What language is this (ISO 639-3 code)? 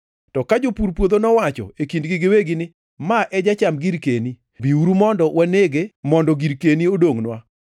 luo